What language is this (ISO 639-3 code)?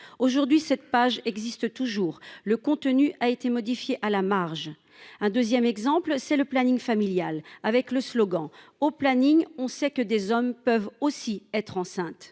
fra